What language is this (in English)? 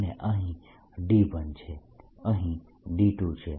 Gujarati